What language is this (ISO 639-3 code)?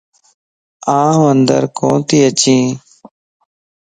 lss